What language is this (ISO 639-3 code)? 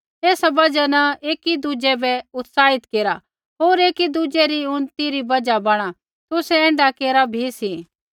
kfx